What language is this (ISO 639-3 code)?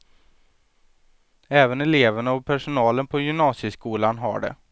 swe